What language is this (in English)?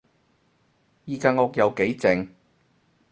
Cantonese